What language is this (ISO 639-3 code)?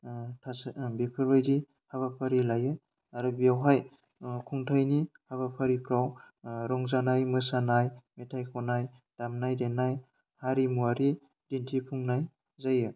brx